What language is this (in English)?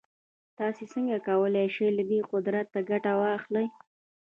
Pashto